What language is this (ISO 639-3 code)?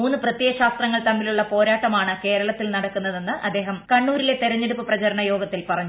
mal